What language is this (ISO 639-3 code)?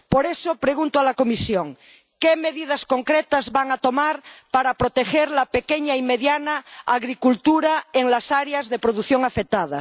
spa